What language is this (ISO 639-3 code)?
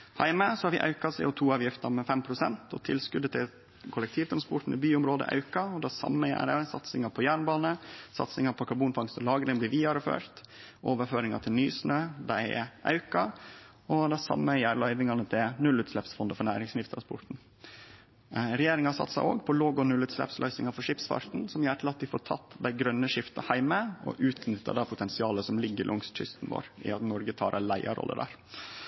nno